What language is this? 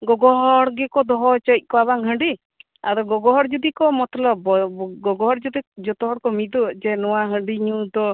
Santali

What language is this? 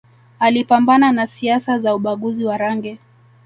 Swahili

